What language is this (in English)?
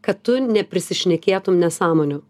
Lithuanian